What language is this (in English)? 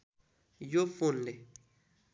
Nepali